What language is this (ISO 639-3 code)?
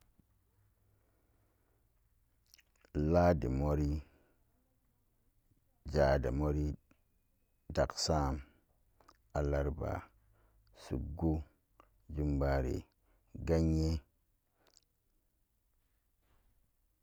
ccg